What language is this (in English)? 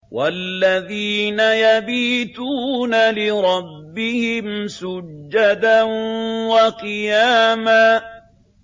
Arabic